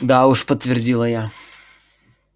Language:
Russian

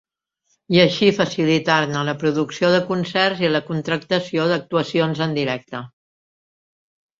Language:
Catalan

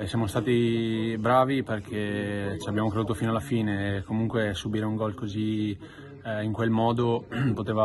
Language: Italian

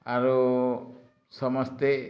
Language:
Odia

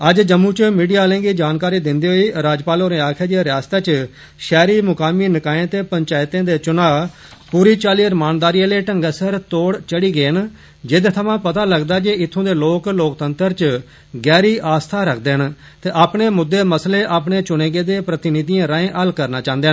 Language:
Dogri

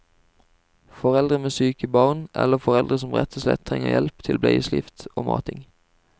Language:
Norwegian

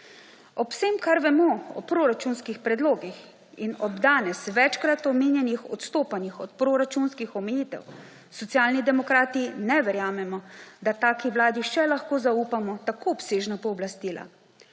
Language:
Slovenian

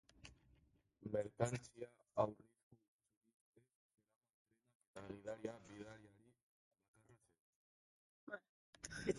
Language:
Basque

